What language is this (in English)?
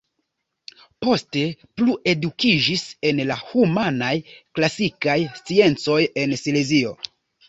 Esperanto